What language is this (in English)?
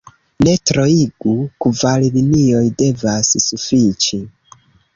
Esperanto